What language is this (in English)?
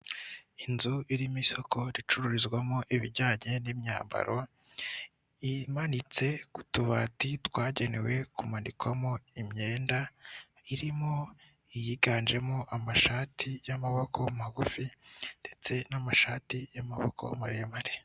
Kinyarwanda